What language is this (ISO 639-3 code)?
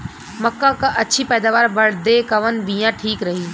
bho